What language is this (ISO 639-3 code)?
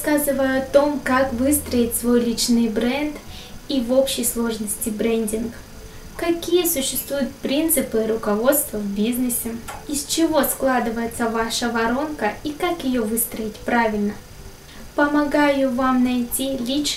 rus